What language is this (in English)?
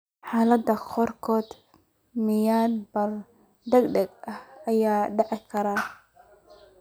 Somali